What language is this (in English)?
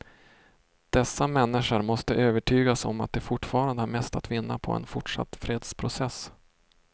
Swedish